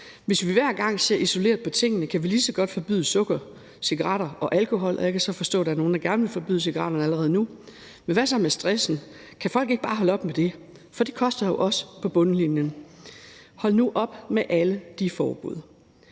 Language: Danish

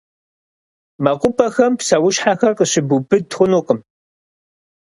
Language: Kabardian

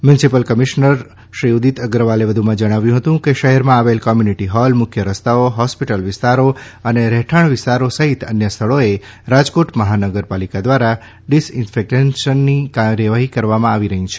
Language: Gujarati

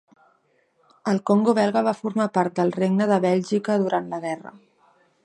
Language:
Catalan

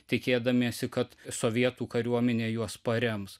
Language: Lithuanian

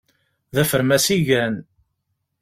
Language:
Kabyle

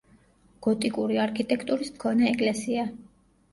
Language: Georgian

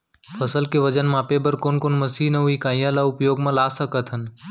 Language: Chhattisgarhi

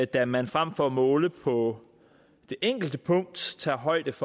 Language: Danish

